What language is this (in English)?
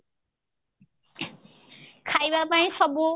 Odia